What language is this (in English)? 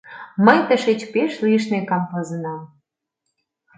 Mari